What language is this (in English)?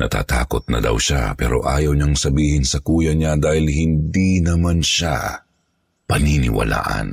Filipino